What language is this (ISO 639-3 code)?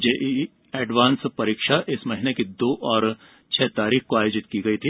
hin